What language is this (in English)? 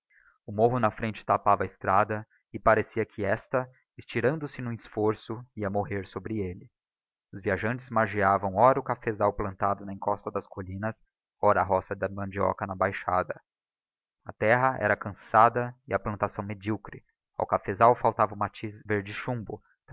Portuguese